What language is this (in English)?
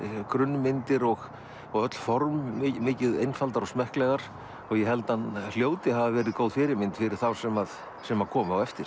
Icelandic